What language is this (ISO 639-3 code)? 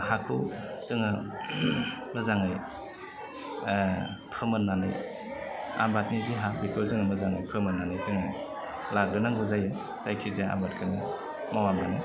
brx